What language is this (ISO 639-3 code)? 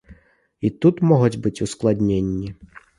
bel